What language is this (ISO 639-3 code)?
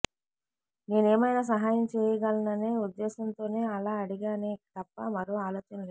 tel